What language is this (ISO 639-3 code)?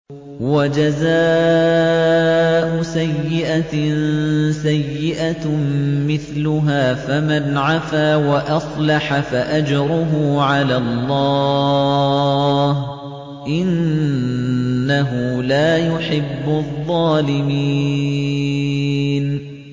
ara